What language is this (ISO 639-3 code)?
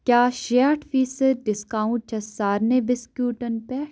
kas